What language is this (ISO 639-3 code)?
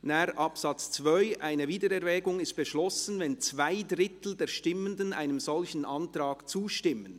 gsw